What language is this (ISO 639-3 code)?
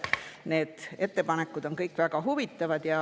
est